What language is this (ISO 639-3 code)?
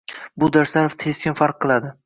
uzb